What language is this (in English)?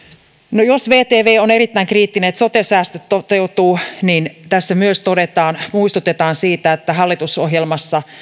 Finnish